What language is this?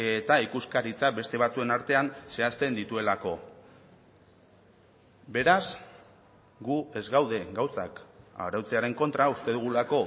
Basque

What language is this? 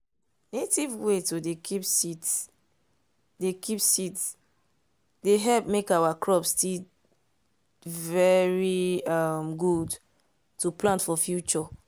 Nigerian Pidgin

